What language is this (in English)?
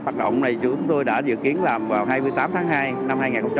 Vietnamese